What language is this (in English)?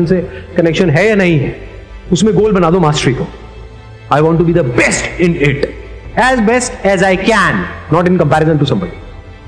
Hindi